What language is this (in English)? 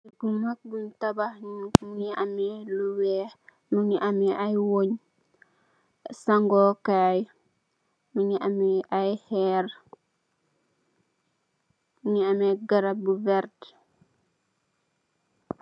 Wolof